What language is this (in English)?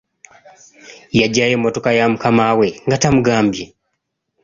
Ganda